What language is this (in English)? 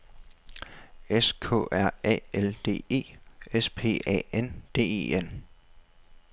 Danish